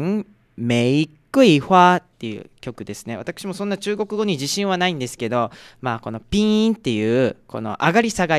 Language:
Japanese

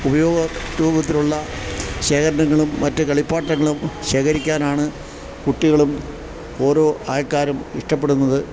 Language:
Malayalam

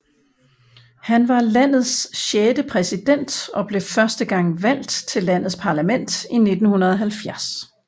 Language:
Danish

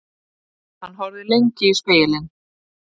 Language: Icelandic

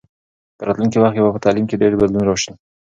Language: Pashto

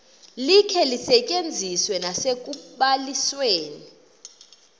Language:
Xhosa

